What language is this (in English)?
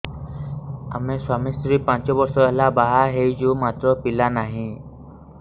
Odia